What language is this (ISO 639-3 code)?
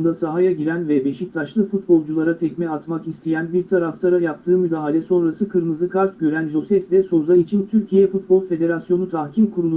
tur